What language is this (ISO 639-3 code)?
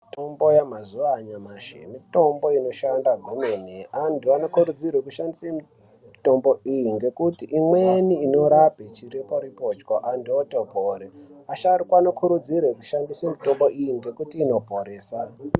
ndc